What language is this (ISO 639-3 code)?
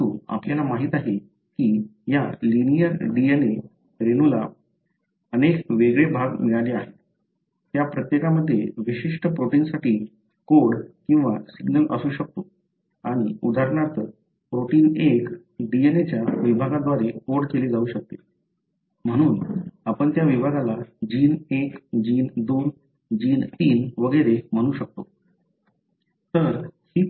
mar